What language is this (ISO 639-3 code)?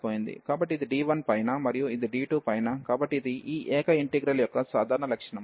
tel